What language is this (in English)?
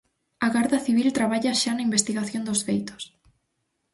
Galician